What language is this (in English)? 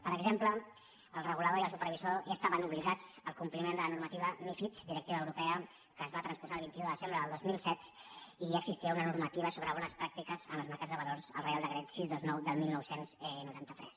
Catalan